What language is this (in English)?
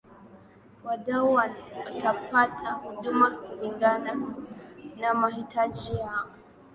Swahili